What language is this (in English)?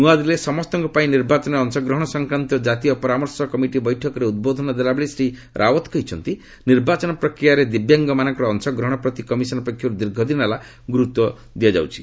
Odia